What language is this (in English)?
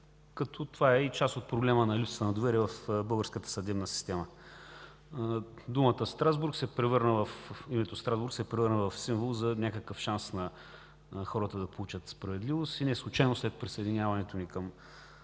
Bulgarian